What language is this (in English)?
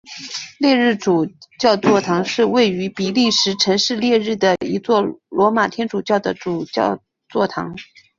Chinese